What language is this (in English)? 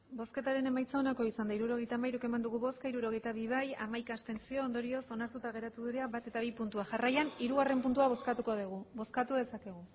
Basque